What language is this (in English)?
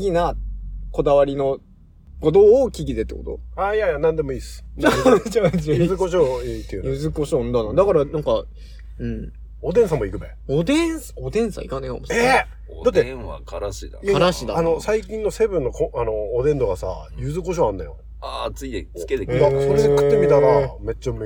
Japanese